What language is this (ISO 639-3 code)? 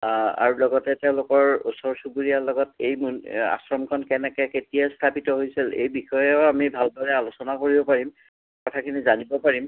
asm